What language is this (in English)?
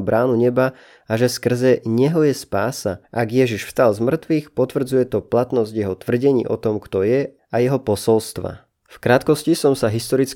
Slovak